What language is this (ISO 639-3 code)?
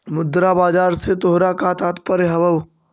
mag